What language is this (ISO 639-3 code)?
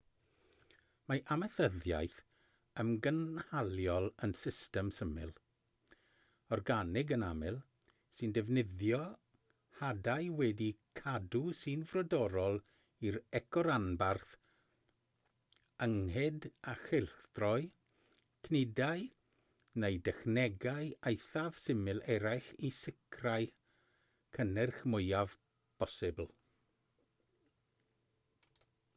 cym